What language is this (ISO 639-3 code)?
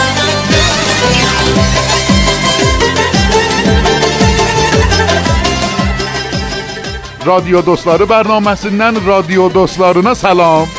fas